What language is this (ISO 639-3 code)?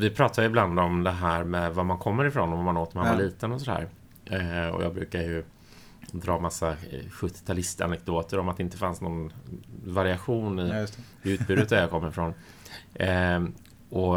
swe